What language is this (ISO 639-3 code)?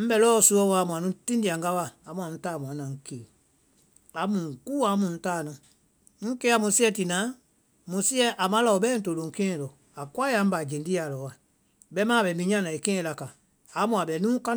vai